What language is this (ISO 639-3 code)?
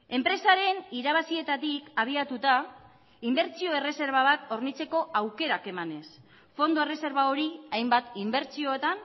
eus